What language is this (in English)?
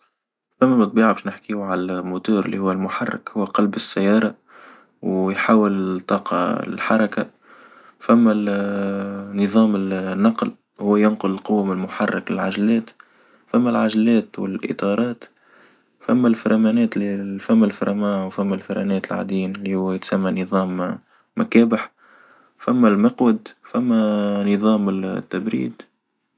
Tunisian Arabic